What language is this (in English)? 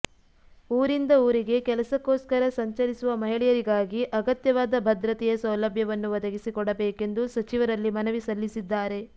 Kannada